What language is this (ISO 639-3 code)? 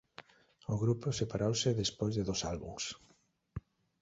glg